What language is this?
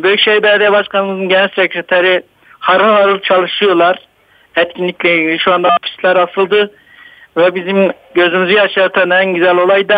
Turkish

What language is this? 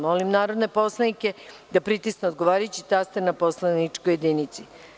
Serbian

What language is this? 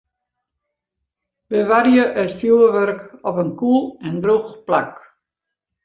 Western Frisian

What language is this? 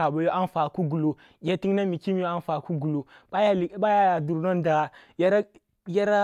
Kulung (Nigeria)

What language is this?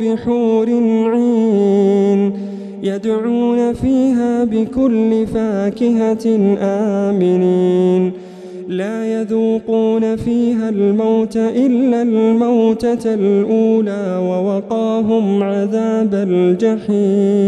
Arabic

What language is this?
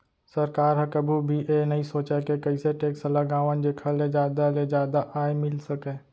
Chhattisgarhi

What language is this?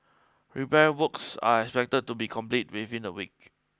English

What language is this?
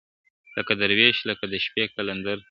Pashto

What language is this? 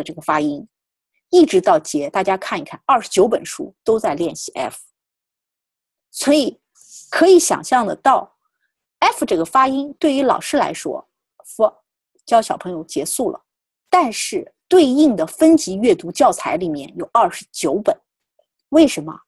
Chinese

